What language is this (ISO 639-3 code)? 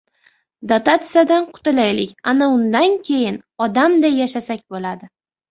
uzb